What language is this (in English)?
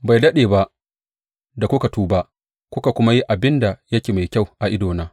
Hausa